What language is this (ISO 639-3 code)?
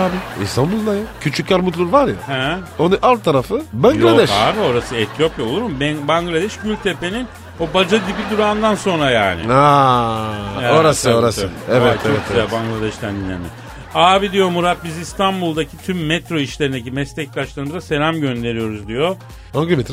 tur